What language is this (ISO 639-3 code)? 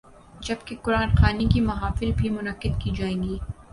urd